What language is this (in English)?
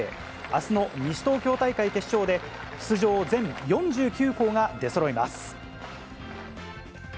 Japanese